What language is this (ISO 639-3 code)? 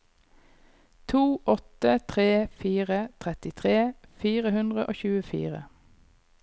nor